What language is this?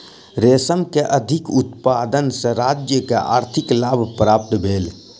Maithili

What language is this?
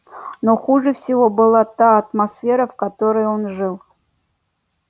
Russian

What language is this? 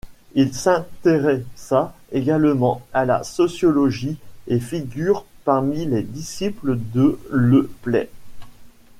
French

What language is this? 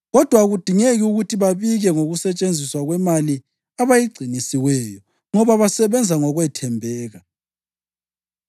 North Ndebele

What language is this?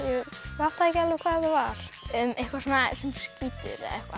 Icelandic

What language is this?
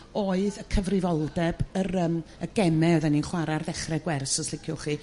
Welsh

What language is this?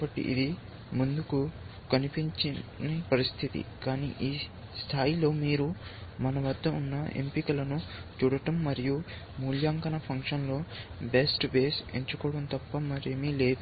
Telugu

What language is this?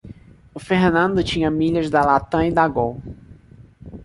Portuguese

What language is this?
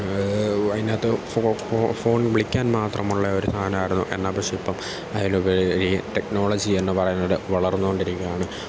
Malayalam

